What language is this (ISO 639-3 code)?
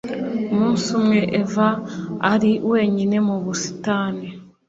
kin